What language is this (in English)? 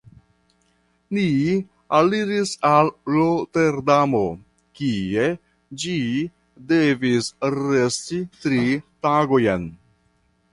Esperanto